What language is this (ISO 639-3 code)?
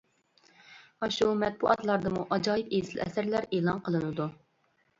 uig